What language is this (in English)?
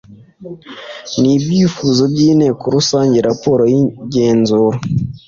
Kinyarwanda